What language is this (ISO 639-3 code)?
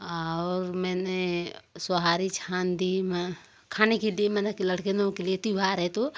hin